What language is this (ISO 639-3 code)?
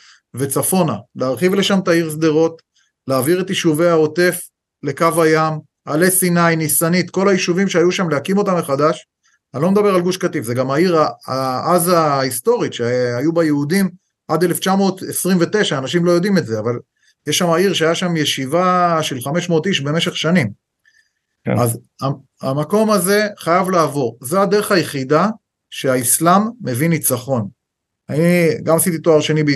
heb